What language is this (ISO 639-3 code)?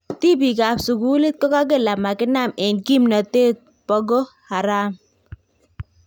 kln